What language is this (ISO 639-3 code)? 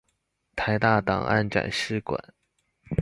zho